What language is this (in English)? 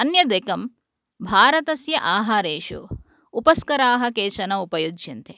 Sanskrit